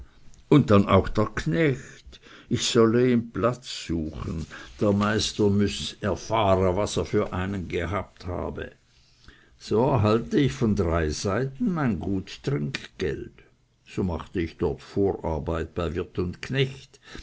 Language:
German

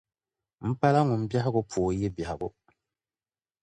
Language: Dagbani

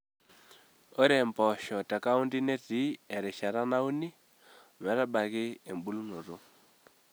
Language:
Masai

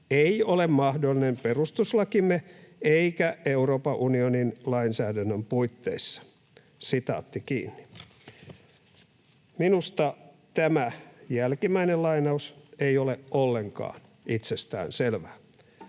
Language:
Finnish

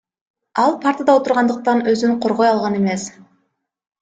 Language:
Kyrgyz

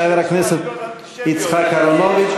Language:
Hebrew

